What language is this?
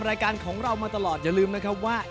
Thai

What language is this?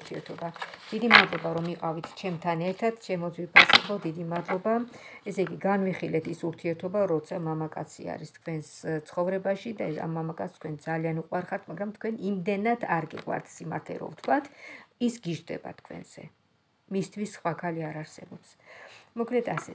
Romanian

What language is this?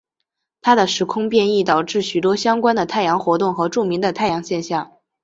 Chinese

